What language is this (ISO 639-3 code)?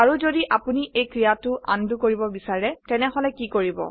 asm